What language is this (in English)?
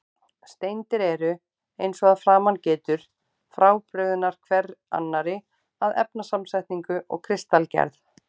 Icelandic